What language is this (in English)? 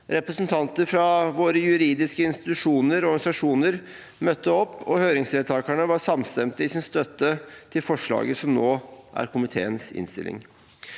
Norwegian